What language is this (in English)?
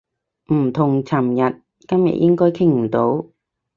Cantonese